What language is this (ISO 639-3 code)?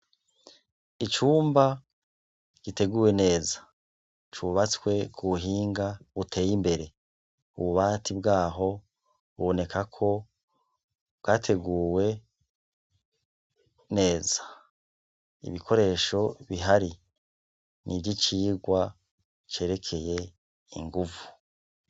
run